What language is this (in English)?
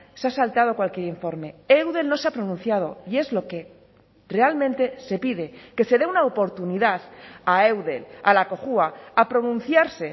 Spanish